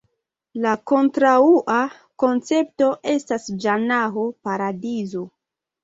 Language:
Esperanto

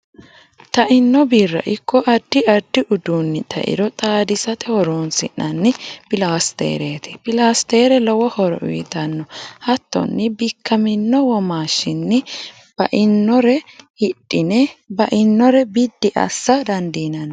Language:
Sidamo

